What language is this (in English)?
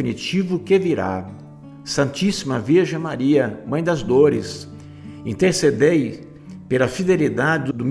Portuguese